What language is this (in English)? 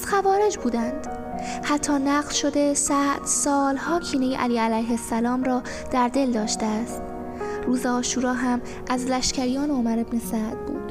Persian